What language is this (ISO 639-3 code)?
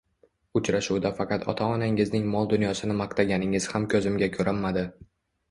uzb